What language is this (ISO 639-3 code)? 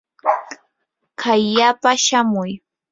qur